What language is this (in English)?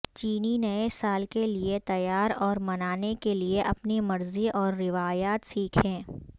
Urdu